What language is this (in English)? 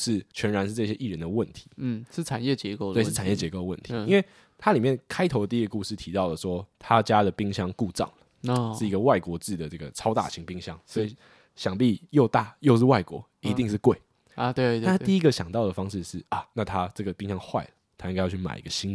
Chinese